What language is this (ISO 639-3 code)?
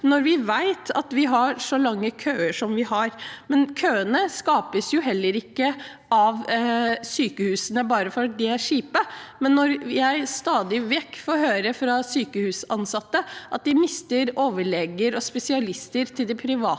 nor